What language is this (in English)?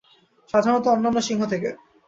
Bangla